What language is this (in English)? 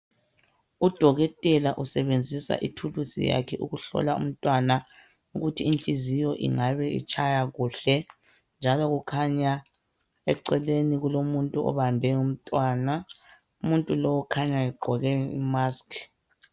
North Ndebele